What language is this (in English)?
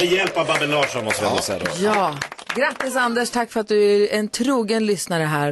Swedish